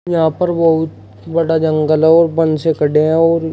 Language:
Hindi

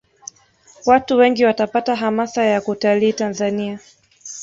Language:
Swahili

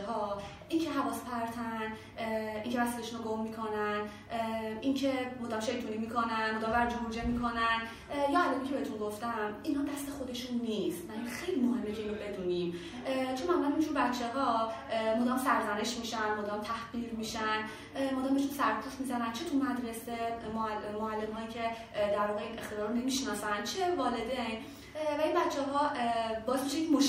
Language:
Persian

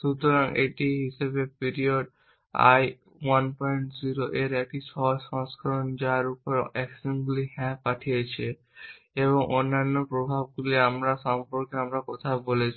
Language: Bangla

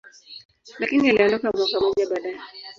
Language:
Swahili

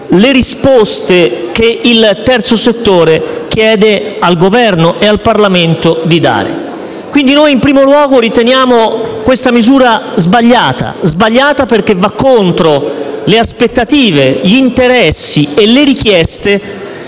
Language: Italian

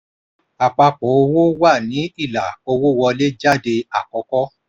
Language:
Yoruba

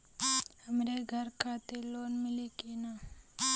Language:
Bhojpuri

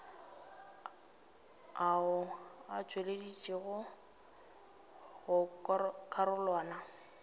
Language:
Northern Sotho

